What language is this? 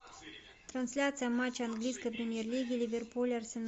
Russian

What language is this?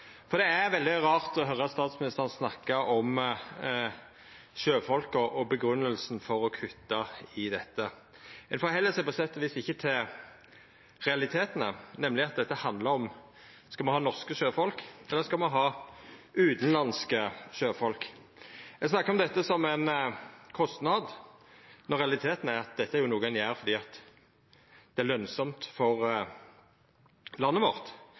Norwegian Nynorsk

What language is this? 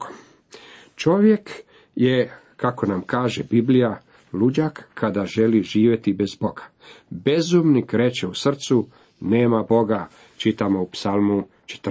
Croatian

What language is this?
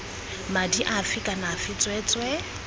Tswana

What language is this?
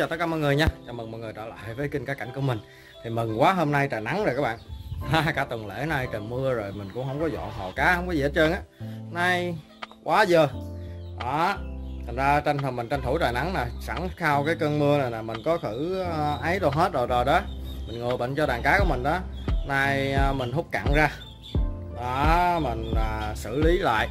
Vietnamese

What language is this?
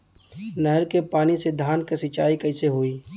Bhojpuri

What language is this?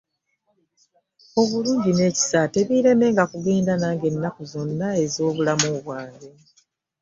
Ganda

